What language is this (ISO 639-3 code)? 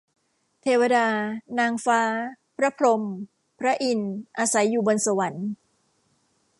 tha